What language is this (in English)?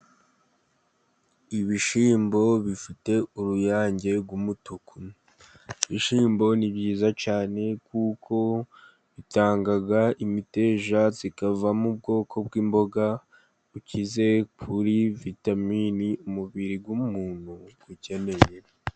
Kinyarwanda